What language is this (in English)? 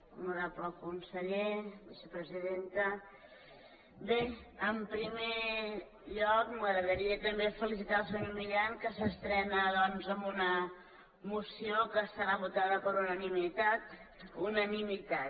Catalan